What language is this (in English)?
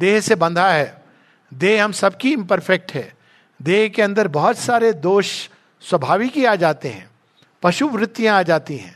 Hindi